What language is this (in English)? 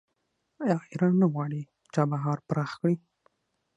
Pashto